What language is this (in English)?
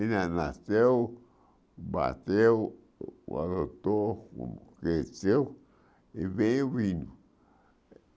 Portuguese